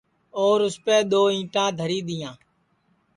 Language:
Sansi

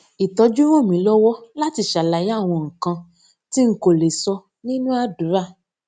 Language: Yoruba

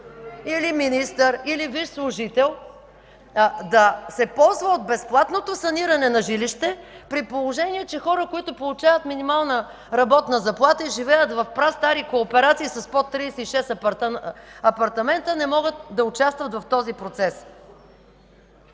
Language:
Bulgarian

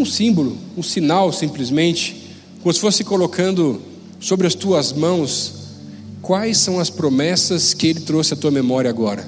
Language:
Portuguese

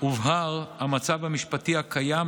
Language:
Hebrew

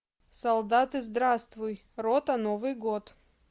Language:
Russian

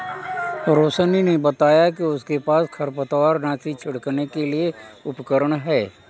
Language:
Hindi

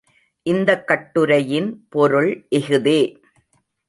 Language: Tamil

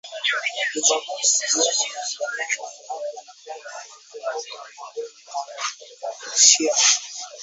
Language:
Swahili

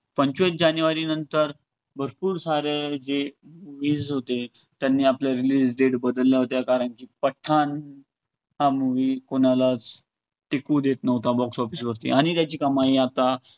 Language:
Marathi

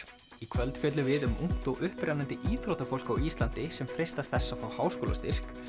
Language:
Icelandic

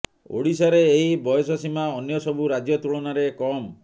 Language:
Odia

